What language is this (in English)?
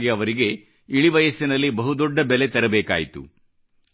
Kannada